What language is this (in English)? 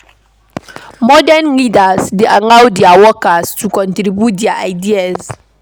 Nigerian Pidgin